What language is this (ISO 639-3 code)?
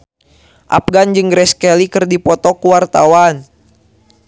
sun